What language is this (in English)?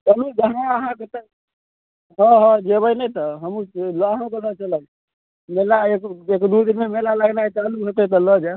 Maithili